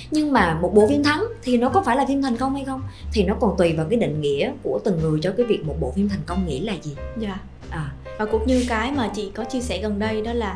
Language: Vietnamese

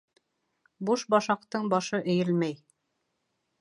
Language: Bashkir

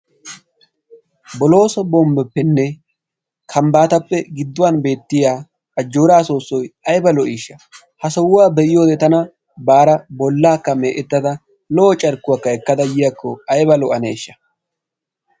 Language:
Wolaytta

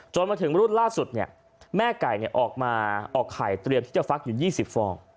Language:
Thai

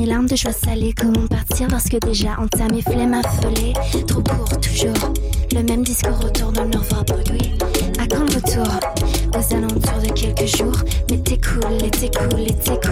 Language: French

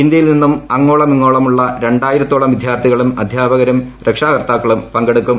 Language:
Malayalam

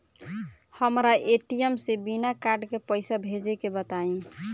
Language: Bhojpuri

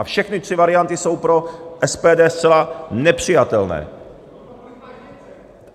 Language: Czech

